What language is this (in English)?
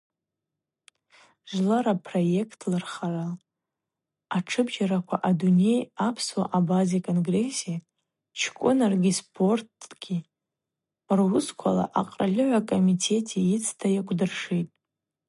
Abaza